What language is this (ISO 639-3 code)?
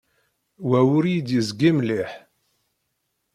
kab